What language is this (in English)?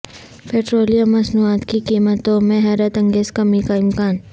Urdu